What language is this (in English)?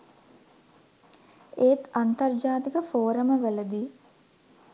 Sinhala